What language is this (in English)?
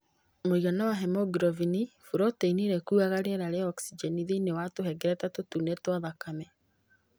Kikuyu